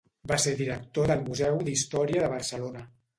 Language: Catalan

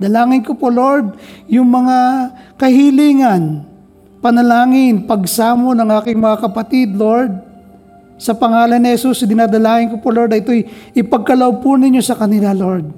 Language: Filipino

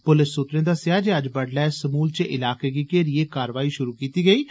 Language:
Dogri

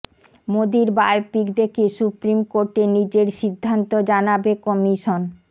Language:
Bangla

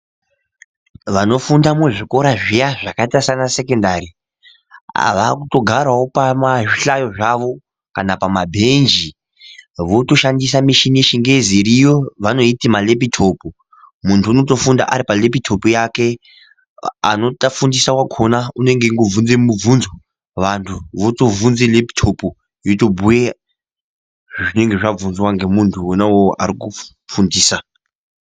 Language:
Ndau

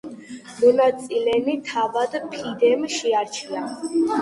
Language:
Georgian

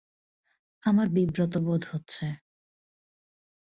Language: Bangla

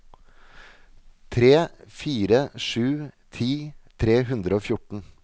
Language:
Norwegian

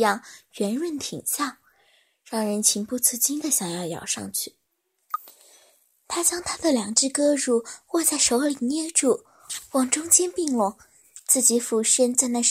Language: Chinese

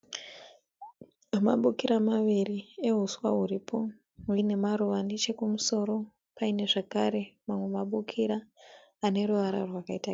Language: Shona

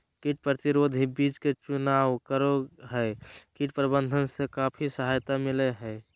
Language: Magahi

